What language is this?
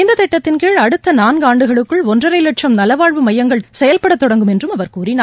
Tamil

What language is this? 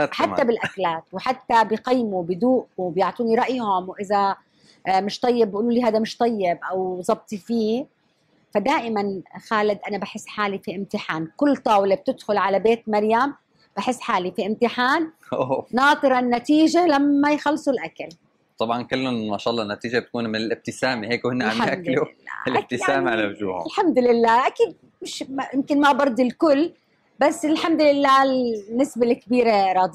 Arabic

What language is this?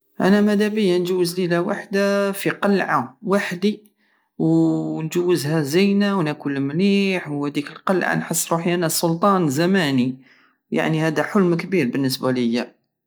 Algerian Saharan Arabic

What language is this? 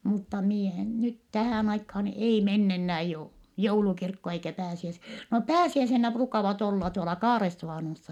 Finnish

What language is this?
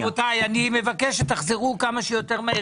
Hebrew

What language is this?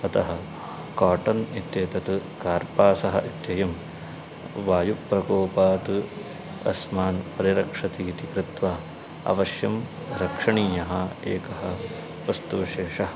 Sanskrit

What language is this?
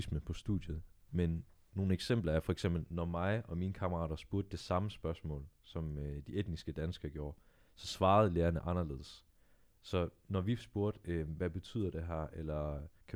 Danish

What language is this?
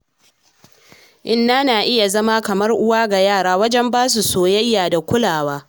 Hausa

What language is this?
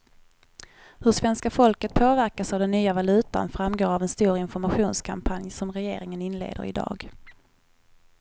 Swedish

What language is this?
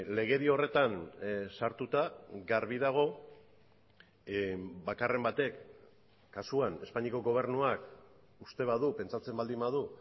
Basque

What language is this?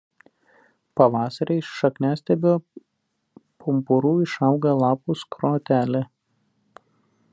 Lithuanian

